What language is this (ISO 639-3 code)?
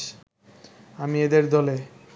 ben